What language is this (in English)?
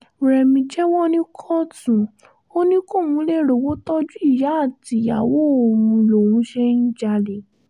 Yoruba